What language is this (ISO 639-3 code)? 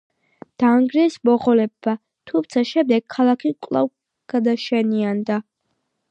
kat